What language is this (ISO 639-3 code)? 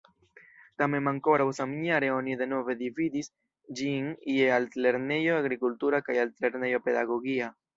epo